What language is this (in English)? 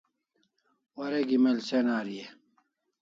Kalasha